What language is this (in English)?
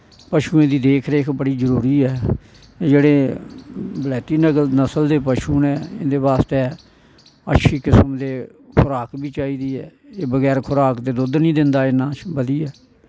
Dogri